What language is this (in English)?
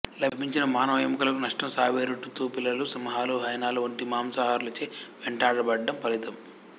Telugu